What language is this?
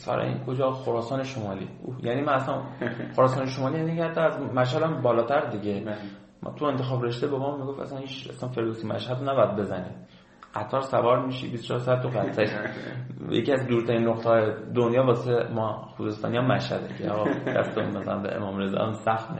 Persian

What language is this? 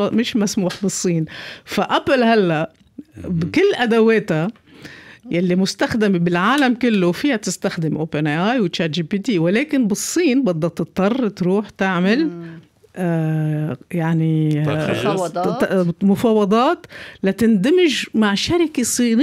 Arabic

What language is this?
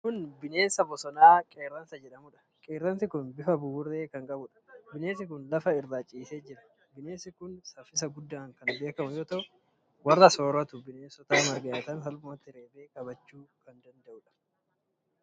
Oromo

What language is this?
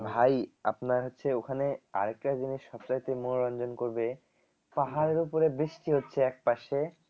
Bangla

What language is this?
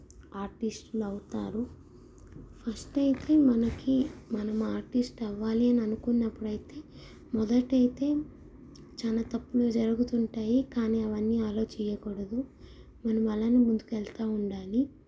Telugu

